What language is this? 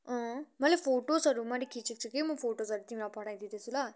Nepali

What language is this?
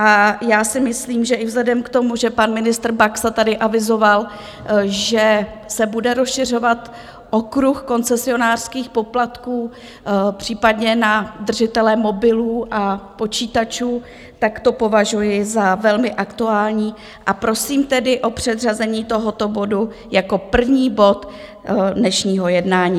Czech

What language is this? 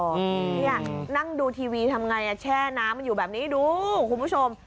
Thai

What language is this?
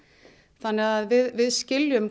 Icelandic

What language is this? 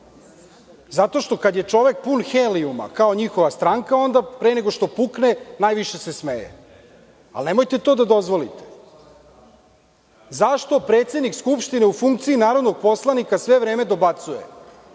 Serbian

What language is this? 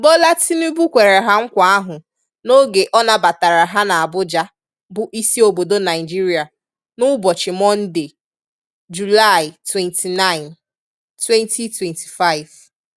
Igbo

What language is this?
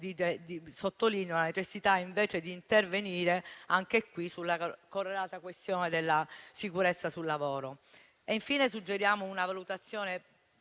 Italian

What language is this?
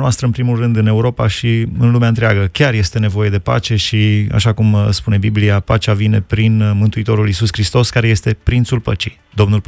Romanian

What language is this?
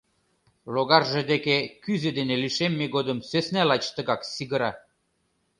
Mari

